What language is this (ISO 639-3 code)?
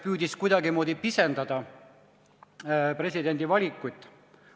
est